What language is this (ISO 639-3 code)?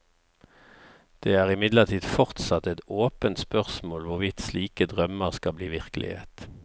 nor